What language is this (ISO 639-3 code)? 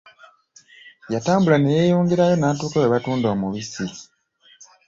lug